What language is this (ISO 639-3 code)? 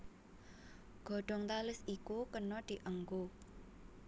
jav